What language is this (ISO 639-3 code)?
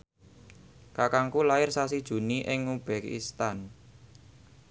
jav